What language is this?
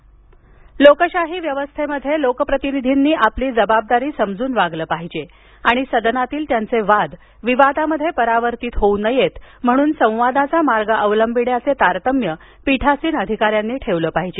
Marathi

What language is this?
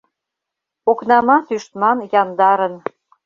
Mari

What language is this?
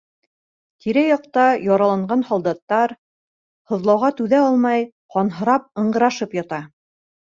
Bashkir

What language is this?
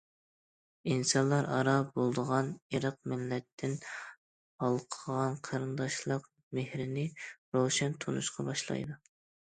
Uyghur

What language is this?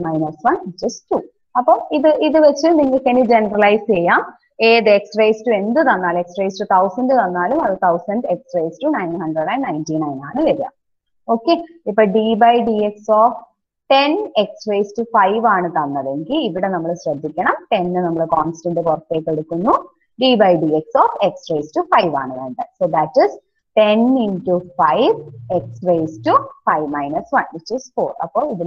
Romanian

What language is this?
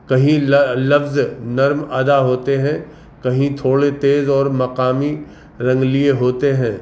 Urdu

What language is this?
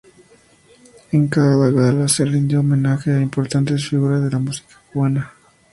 Spanish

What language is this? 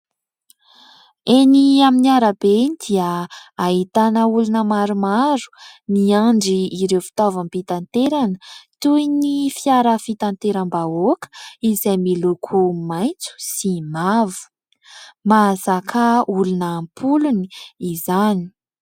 Malagasy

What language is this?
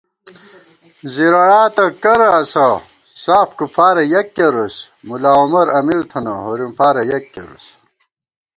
Gawar-Bati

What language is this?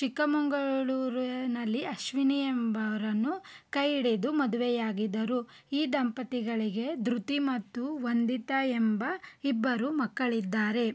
Kannada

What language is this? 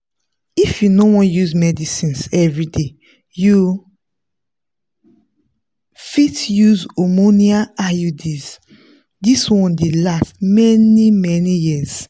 Nigerian Pidgin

